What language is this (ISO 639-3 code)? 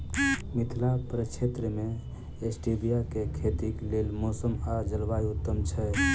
mai